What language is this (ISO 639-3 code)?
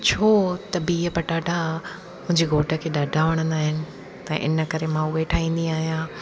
snd